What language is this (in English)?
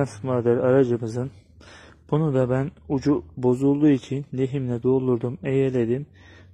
Turkish